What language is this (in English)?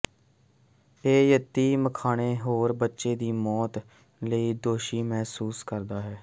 Punjabi